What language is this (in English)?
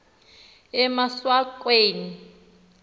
Xhosa